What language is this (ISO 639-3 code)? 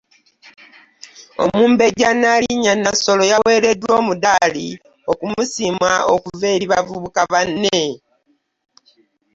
lug